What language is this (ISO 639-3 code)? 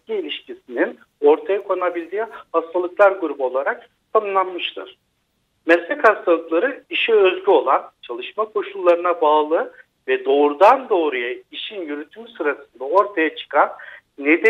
tur